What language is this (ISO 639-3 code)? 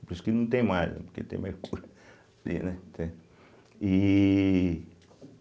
por